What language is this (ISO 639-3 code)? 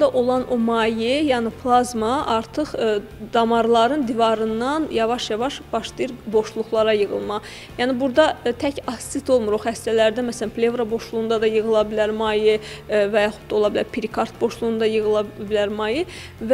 tur